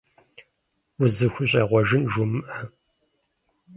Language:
Kabardian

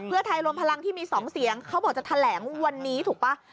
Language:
Thai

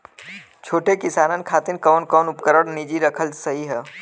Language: Bhojpuri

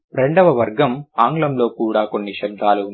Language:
Telugu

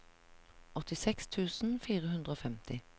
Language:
Norwegian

